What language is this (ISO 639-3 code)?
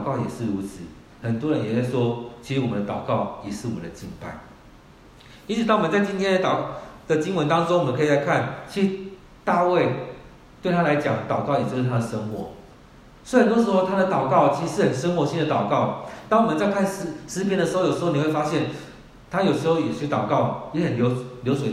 zho